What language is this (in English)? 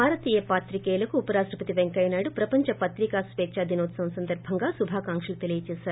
Telugu